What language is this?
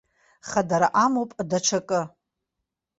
Abkhazian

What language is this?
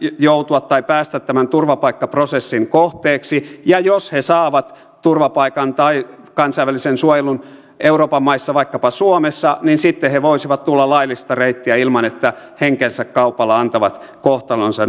Finnish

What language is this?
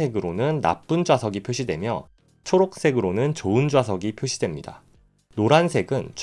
Korean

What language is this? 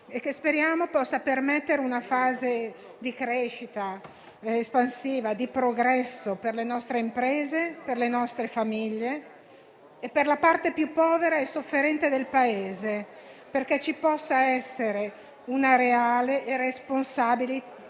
Italian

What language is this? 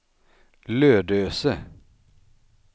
Swedish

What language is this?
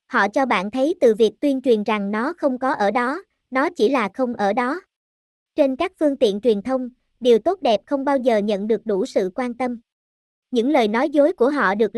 Vietnamese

